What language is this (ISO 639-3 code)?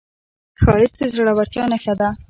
pus